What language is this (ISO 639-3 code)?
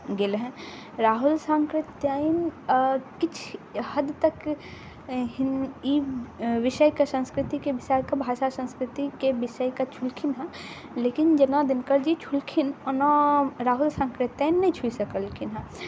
mai